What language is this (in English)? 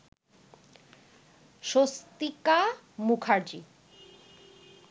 Bangla